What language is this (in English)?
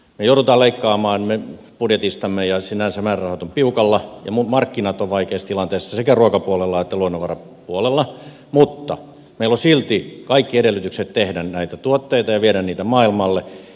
Finnish